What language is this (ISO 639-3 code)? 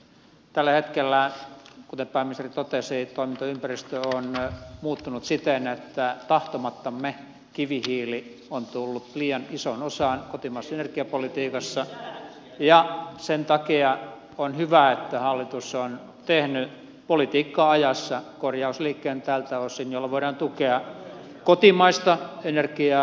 fin